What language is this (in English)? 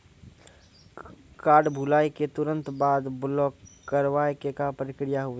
Maithili